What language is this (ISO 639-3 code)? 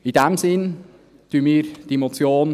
gsw